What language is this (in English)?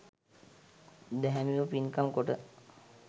Sinhala